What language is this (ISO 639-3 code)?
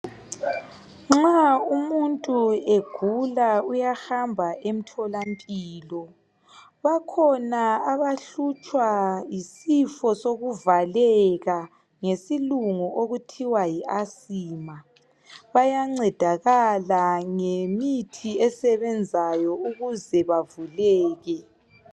nde